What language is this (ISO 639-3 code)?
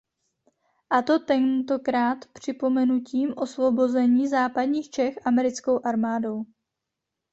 ces